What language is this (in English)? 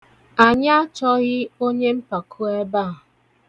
Igbo